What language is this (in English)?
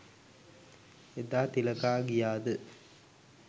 Sinhala